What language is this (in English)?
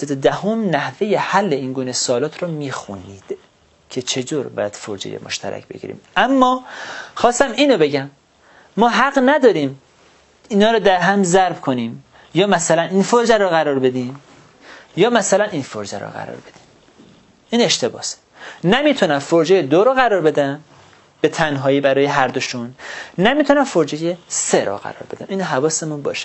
Persian